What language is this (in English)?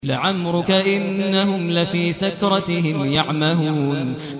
Arabic